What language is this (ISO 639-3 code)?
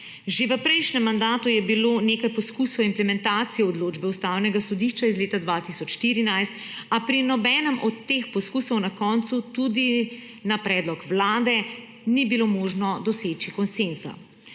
slv